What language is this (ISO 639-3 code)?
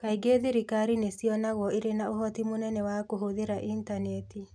kik